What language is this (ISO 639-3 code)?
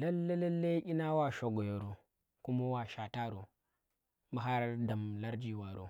ttr